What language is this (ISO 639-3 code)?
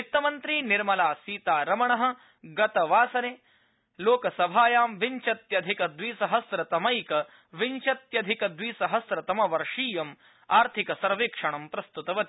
san